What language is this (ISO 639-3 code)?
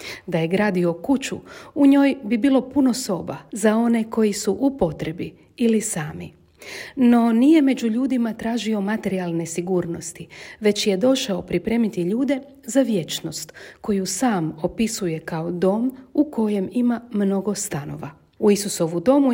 hrv